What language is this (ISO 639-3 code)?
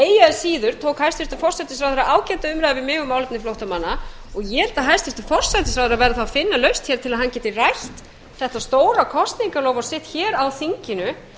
isl